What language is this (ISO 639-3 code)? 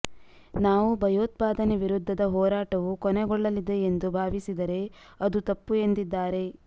kan